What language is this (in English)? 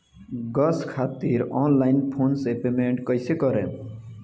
Bhojpuri